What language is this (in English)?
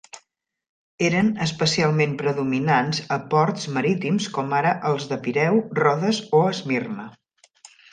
Catalan